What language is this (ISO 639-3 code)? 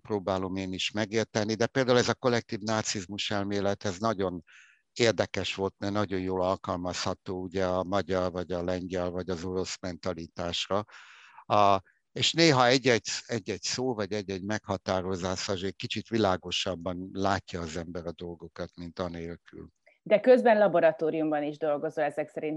hun